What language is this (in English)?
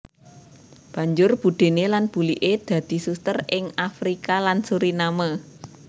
Javanese